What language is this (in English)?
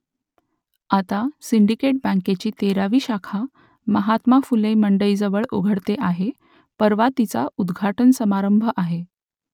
Marathi